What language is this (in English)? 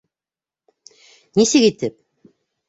Bashkir